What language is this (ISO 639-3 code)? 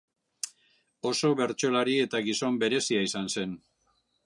eus